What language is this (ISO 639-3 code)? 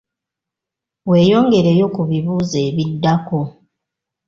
lug